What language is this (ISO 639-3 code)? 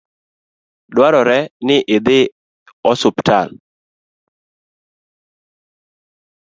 luo